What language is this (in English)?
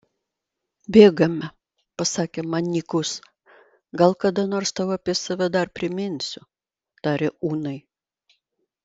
Lithuanian